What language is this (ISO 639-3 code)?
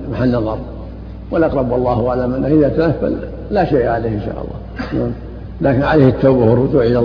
ara